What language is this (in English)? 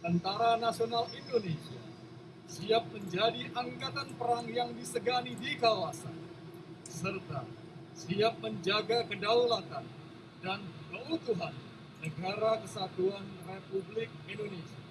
Indonesian